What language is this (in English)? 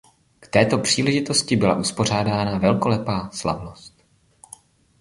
Czech